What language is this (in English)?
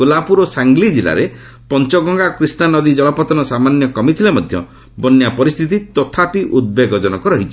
Odia